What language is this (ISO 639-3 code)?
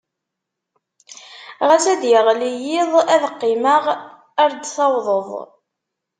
kab